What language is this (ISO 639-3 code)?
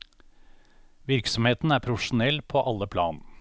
nor